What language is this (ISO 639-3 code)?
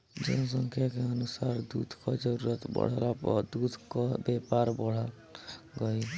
bho